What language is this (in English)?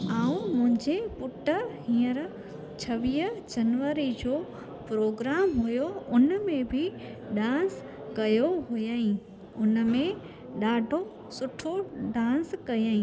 Sindhi